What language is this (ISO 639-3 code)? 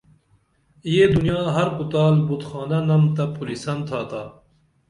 dml